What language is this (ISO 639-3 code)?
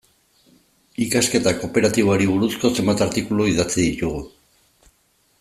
eus